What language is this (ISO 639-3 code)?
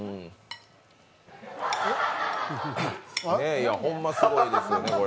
jpn